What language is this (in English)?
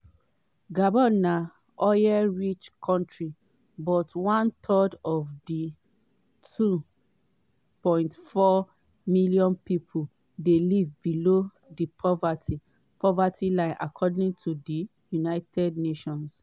Nigerian Pidgin